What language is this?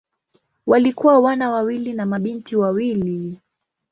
Swahili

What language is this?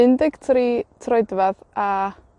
Welsh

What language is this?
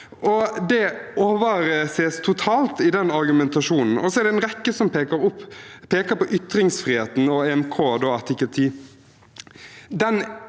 Norwegian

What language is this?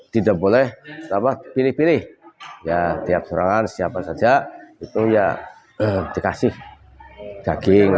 Indonesian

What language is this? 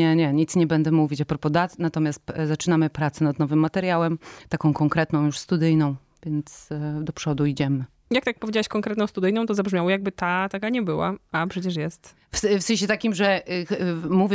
Polish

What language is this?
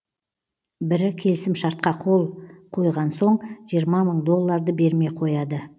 Kazakh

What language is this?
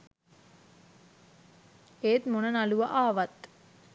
Sinhala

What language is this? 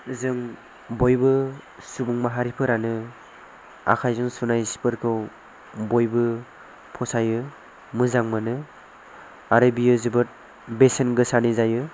Bodo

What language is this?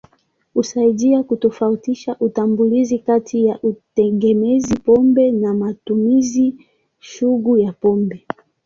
Swahili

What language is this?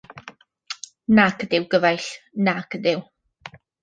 Welsh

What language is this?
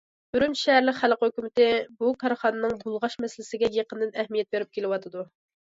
Uyghur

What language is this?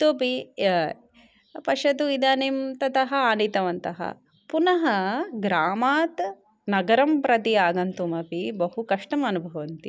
Sanskrit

